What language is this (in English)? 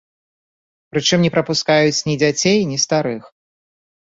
Belarusian